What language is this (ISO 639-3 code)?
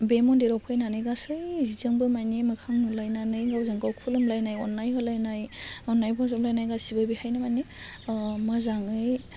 brx